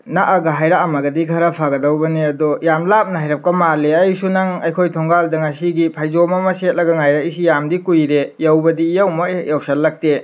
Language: Manipuri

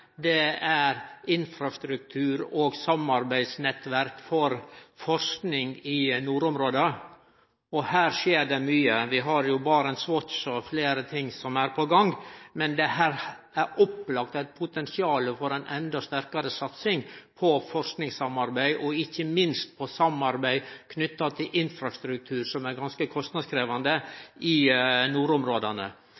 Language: Norwegian Nynorsk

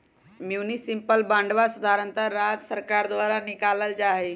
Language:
Magahi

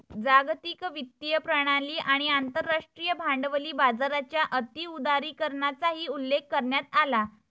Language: Marathi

